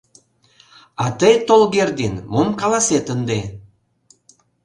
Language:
Mari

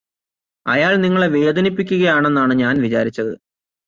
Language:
Malayalam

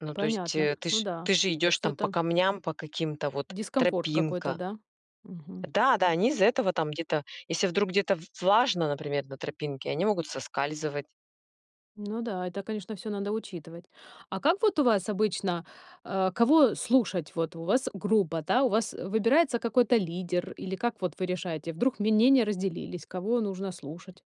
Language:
Russian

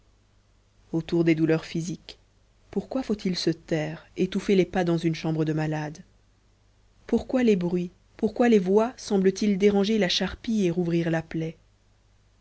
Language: French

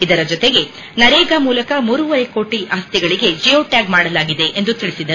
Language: Kannada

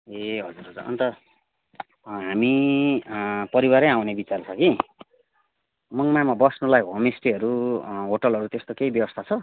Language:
Nepali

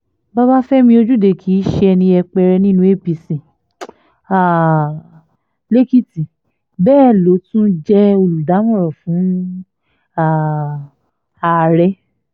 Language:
Yoruba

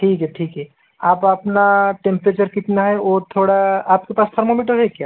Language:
Hindi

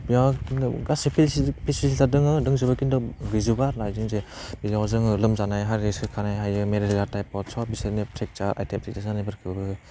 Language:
Bodo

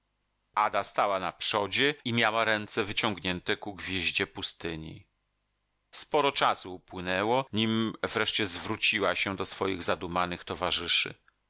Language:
Polish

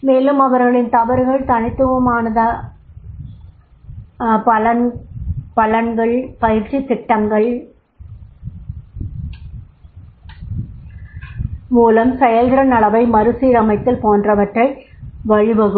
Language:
Tamil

